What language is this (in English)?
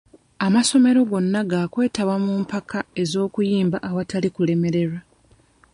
Ganda